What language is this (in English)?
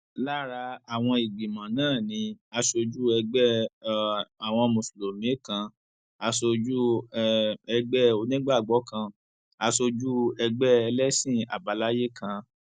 Yoruba